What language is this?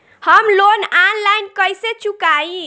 Bhojpuri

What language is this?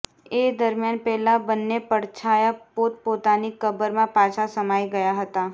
Gujarati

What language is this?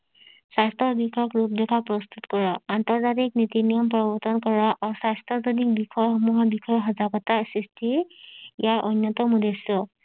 Assamese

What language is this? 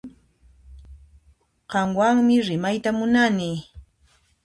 Puno Quechua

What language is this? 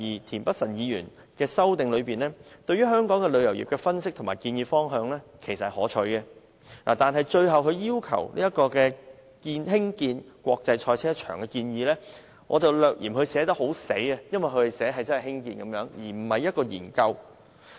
Cantonese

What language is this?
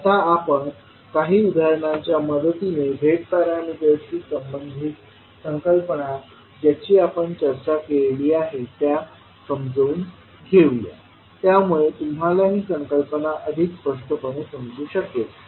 Marathi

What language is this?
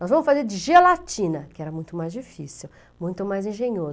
Portuguese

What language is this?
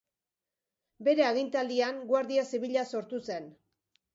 Basque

